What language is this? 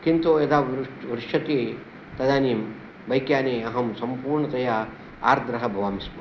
Sanskrit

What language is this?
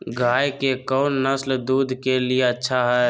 Magahi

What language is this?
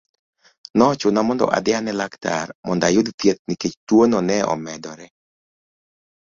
Luo (Kenya and Tanzania)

